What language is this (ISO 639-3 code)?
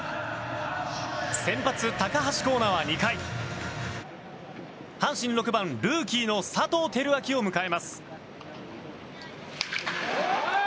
jpn